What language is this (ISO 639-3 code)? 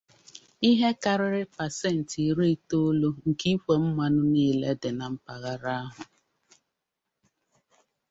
ibo